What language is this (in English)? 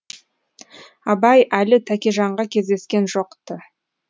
Kazakh